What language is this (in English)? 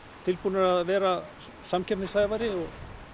Icelandic